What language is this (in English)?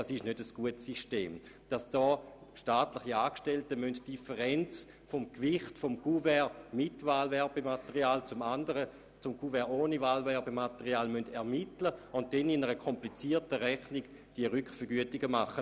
Swiss German